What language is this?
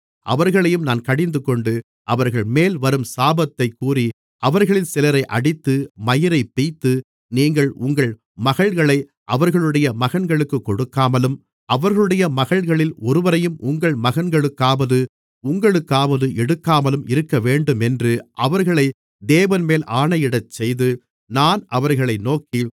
Tamil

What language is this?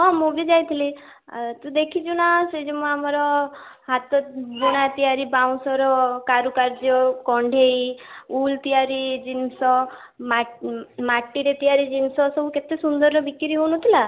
Odia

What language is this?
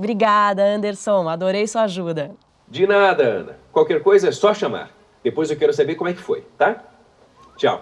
Portuguese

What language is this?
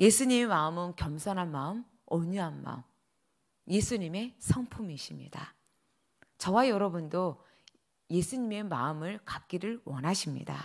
Korean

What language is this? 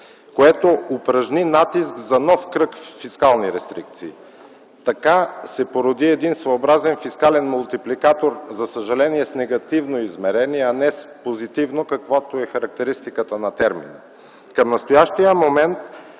Bulgarian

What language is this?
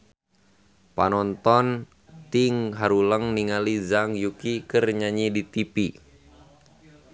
Sundanese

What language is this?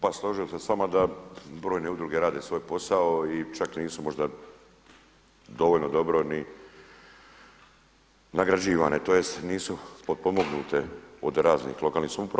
Croatian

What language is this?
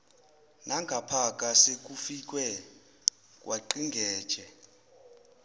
Zulu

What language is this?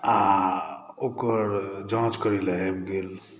Maithili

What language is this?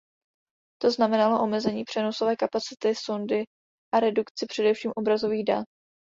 Czech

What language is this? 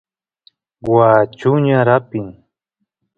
Santiago del Estero Quichua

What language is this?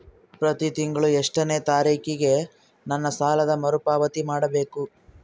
Kannada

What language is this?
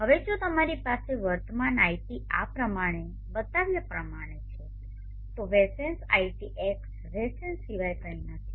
Gujarati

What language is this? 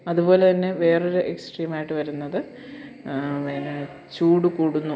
Malayalam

